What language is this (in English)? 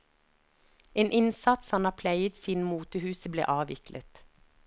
Norwegian